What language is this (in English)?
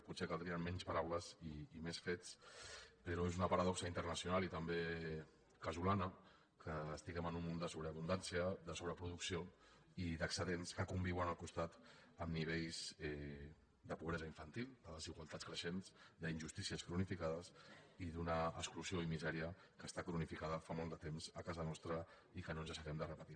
Catalan